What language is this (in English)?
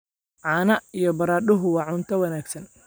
Somali